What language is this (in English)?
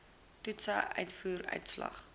Afrikaans